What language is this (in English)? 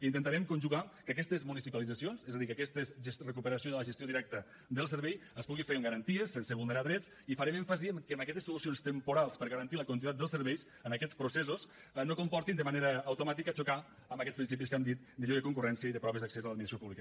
Catalan